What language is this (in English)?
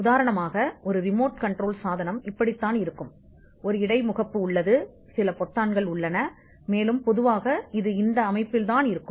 Tamil